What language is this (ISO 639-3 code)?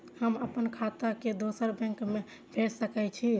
mai